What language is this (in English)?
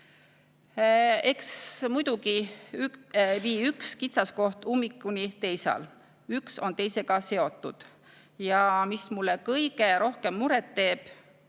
Estonian